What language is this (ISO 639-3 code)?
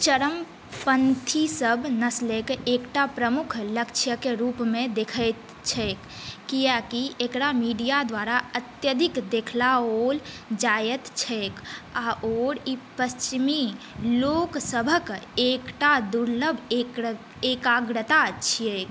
mai